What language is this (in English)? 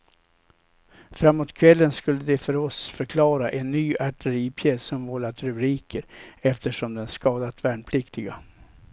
Swedish